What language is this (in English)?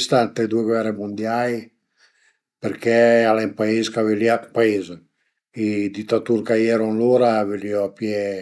Piedmontese